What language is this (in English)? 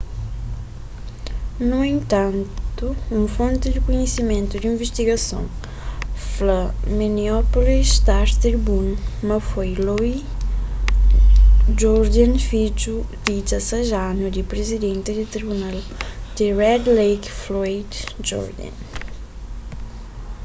Kabuverdianu